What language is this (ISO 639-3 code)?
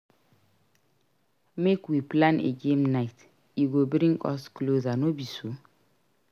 pcm